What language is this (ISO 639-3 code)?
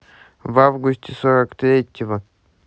rus